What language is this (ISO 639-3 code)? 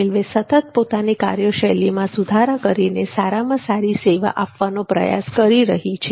guj